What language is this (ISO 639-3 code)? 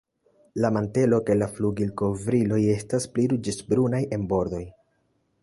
epo